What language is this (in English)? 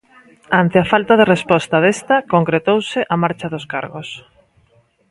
Galician